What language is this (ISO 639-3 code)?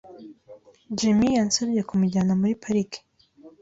kin